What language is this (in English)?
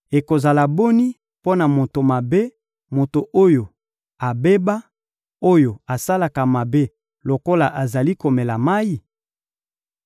Lingala